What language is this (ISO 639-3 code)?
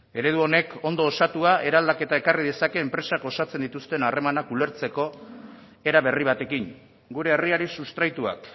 eus